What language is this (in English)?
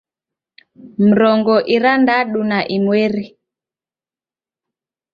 Taita